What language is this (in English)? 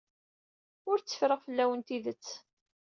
Kabyle